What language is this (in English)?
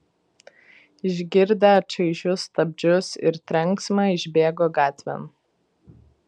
Lithuanian